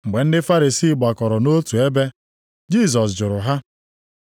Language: Igbo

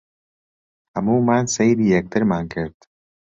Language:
Central Kurdish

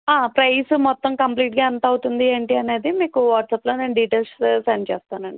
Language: Telugu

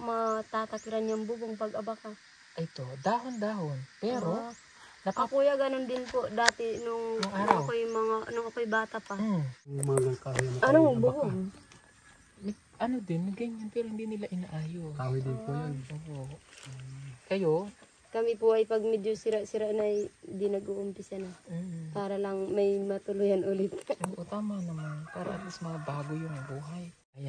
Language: Filipino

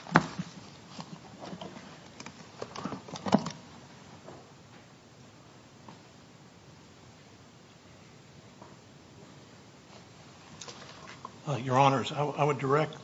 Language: English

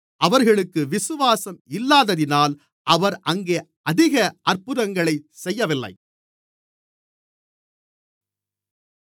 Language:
Tamil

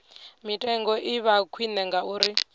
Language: Venda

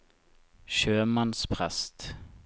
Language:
Norwegian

